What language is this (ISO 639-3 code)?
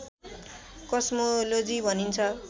nep